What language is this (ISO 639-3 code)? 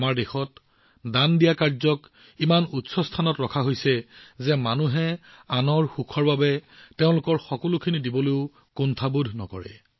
asm